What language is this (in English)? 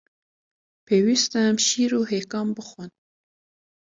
Kurdish